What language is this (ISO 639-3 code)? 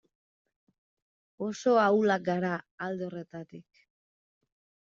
eus